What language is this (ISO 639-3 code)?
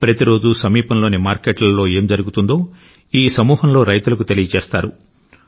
tel